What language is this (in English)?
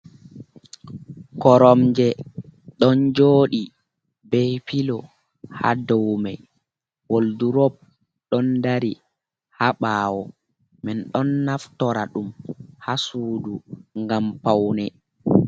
Fula